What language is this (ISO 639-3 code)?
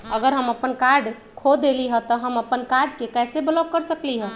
mag